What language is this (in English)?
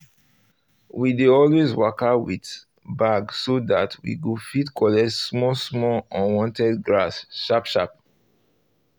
Nigerian Pidgin